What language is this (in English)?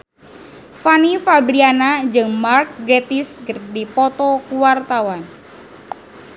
Sundanese